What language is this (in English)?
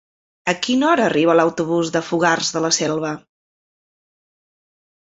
Catalan